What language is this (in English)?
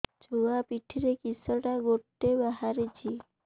Odia